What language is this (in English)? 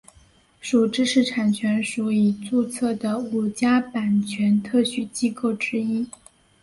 Chinese